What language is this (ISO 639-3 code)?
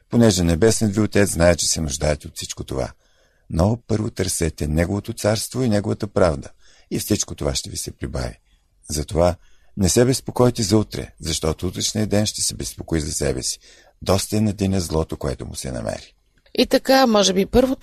bul